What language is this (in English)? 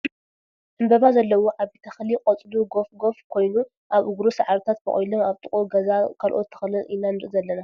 Tigrinya